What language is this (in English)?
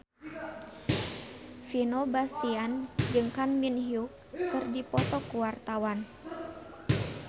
Sundanese